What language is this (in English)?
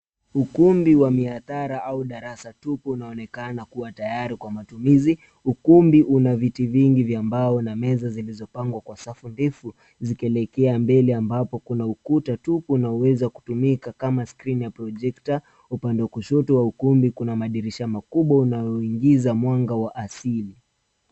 Swahili